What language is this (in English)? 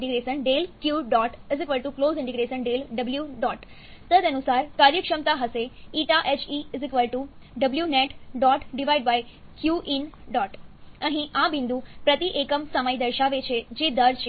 Gujarati